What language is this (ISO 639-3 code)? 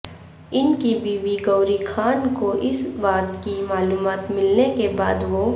urd